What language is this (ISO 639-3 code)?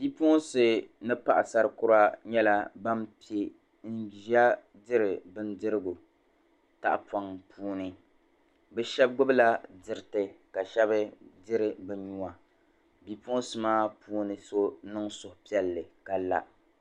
dag